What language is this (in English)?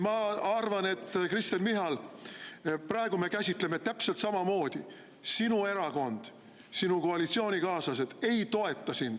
Estonian